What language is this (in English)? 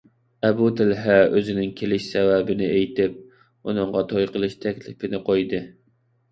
Uyghur